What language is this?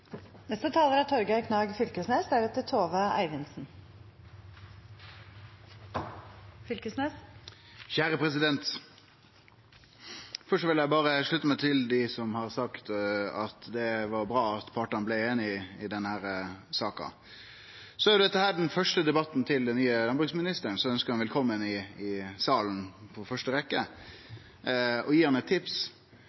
Norwegian Nynorsk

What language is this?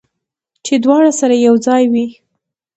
Pashto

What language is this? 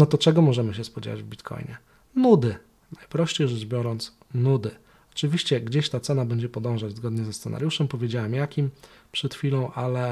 Polish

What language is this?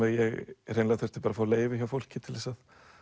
Icelandic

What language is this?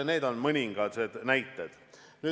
Estonian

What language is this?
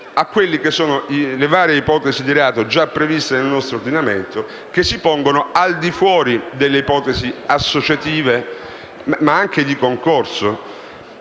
Italian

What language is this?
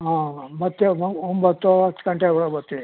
Kannada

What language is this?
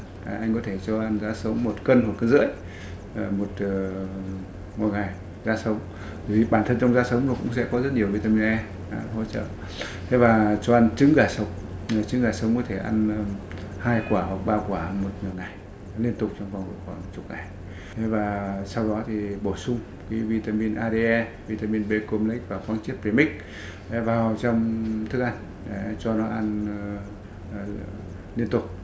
Vietnamese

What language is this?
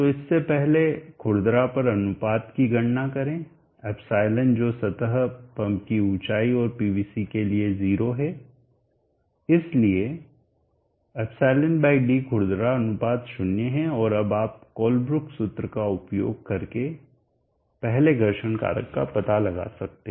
Hindi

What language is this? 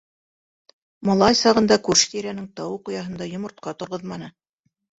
Bashkir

